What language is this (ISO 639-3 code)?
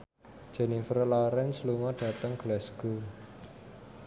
jav